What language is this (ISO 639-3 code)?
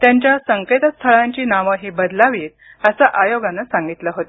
mar